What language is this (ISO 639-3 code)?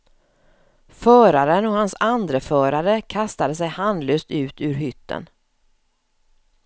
swe